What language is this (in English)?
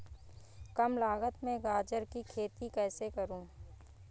Hindi